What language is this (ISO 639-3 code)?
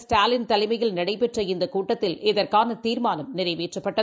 tam